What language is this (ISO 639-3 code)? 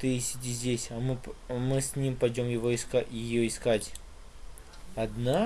rus